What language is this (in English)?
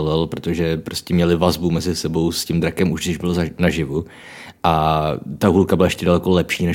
Czech